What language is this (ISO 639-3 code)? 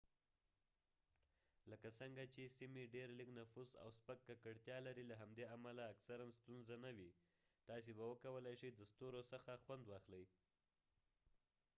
pus